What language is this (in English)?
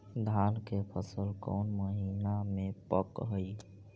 Magahi